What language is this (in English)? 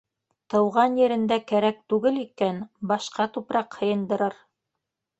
Bashkir